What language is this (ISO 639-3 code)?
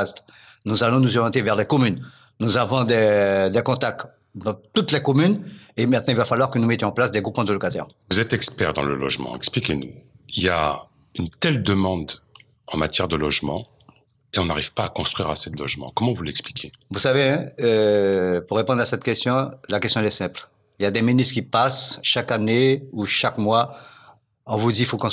fra